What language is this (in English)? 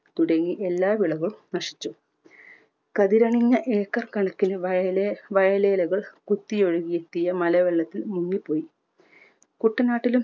Malayalam